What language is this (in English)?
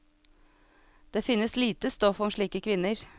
Norwegian